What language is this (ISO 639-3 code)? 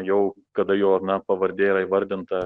lit